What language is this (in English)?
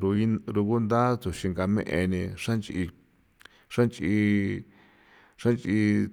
San Felipe Otlaltepec Popoloca